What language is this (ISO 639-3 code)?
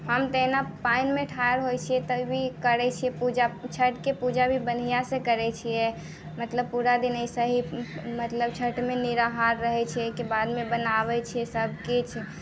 mai